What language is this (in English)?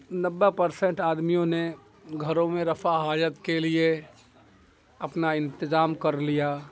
Urdu